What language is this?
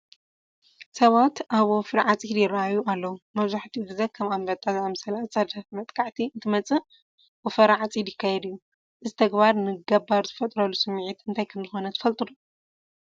Tigrinya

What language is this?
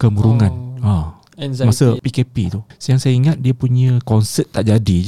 Malay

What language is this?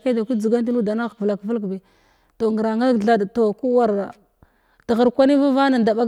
Glavda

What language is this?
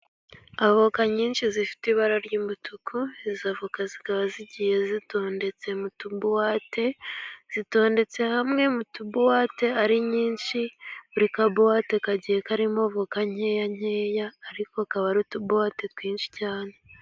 Kinyarwanda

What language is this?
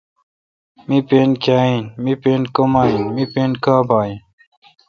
Kalkoti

